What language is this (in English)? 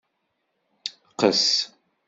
Kabyle